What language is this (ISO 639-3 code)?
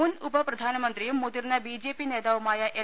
mal